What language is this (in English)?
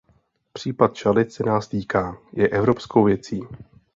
Czech